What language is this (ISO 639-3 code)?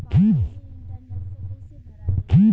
bho